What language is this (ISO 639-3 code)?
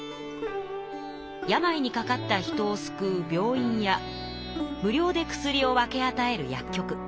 jpn